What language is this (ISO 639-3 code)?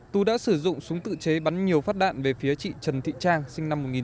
vie